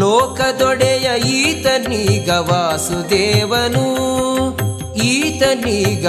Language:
Kannada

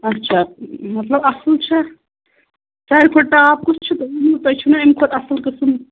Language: Kashmiri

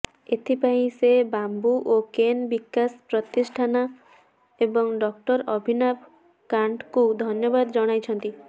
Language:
Odia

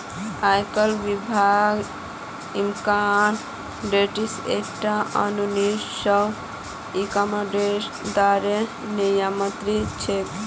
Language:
Magahi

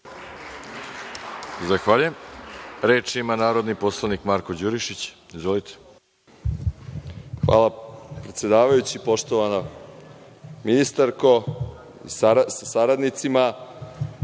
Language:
Serbian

